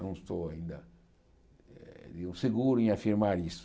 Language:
Portuguese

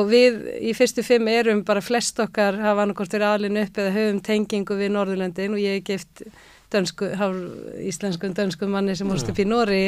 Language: Dutch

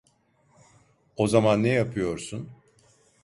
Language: Turkish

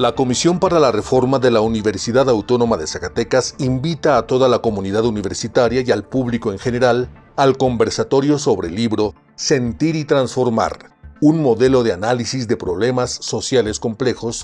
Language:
Spanish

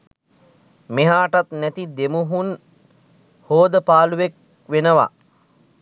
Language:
Sinhala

